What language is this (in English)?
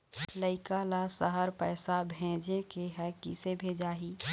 Chhattisgarhi